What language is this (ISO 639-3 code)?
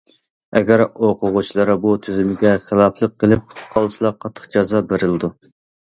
uig